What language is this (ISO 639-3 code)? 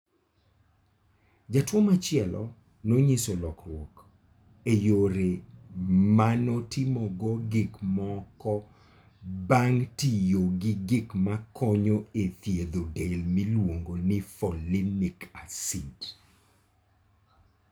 luo